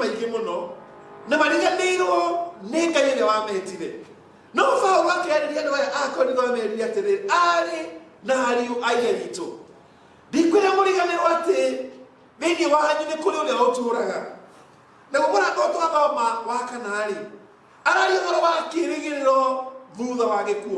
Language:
Indonesian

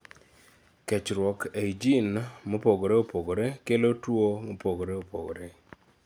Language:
Luo (Kenya and Tanzania)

